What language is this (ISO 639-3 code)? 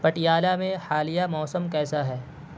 urd